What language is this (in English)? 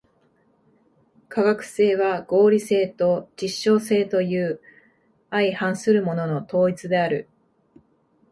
Japanese